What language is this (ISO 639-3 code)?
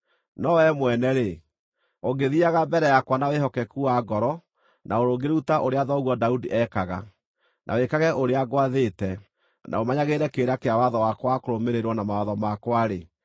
kik